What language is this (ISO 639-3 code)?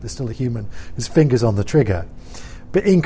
ind